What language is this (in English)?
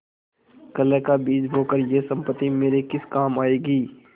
Hindi